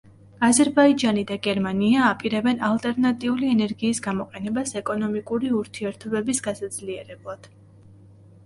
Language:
Georgian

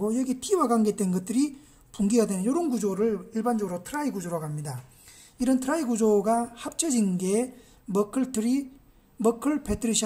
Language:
Korean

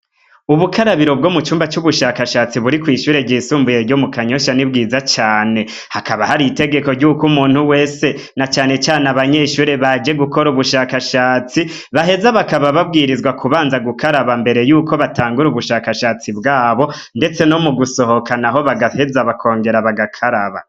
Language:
Rundi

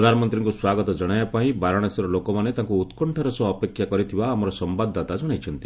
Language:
Odia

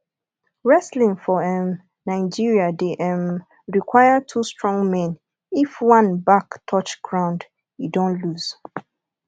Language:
Nigerian Pidgin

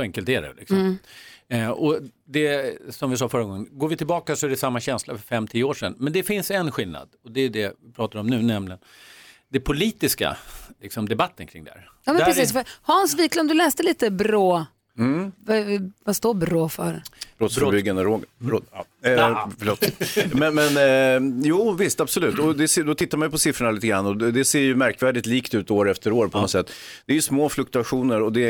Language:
Swedish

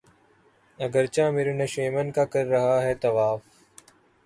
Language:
Urdu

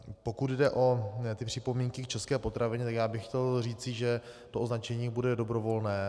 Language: Czech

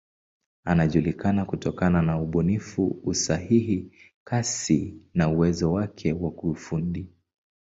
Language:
Swahili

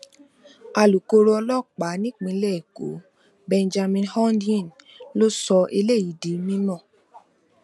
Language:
Yoruba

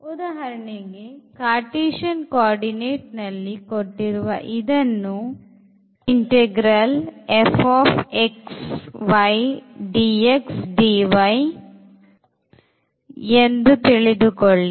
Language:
Kannada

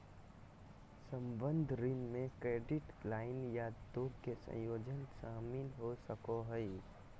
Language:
Magahi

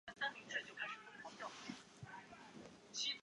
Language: Chinese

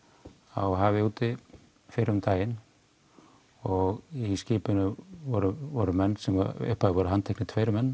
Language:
Icelandic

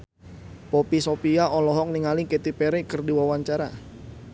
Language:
Sundanese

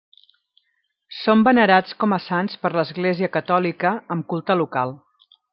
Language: Catalan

